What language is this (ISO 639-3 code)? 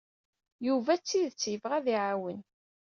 kab